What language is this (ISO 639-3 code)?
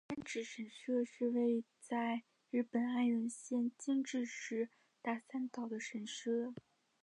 zho